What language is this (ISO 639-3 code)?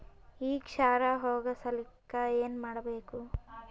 kan